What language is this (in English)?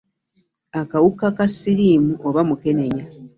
Ganda